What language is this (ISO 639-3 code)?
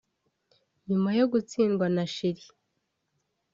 kin